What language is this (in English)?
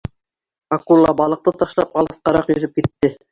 Bashkir